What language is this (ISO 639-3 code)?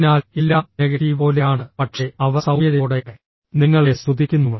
mal